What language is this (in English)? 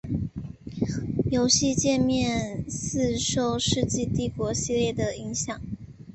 Chinese